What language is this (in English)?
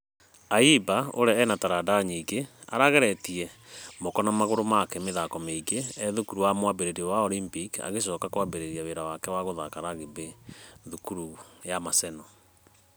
Kikuyu